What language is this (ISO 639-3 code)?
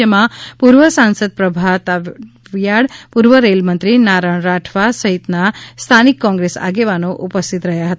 guj